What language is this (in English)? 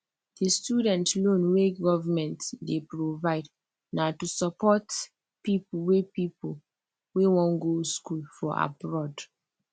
Nigerian Pidgin